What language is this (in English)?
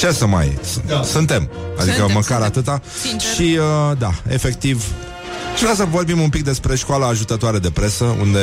Romanian